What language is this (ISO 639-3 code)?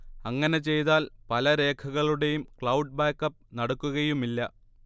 mal